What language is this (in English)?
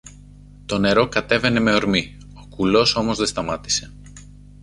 Greek